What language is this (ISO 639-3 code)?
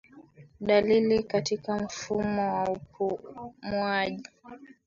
swa